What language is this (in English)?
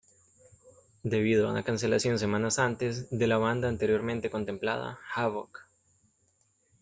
Spanish